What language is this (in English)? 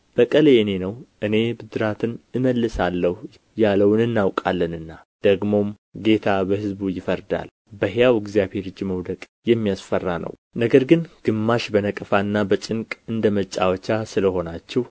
Amharic